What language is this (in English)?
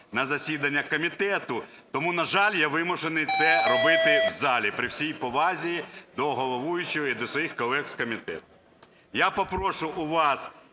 Ukrainian